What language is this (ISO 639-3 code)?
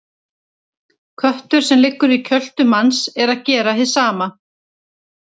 isl